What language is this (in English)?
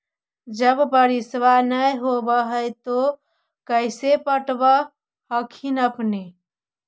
Magahi